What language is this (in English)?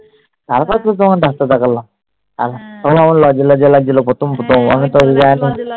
Bangla